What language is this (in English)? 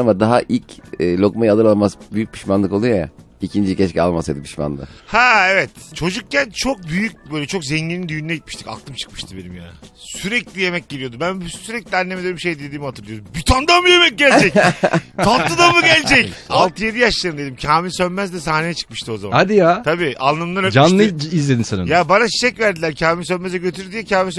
Turkish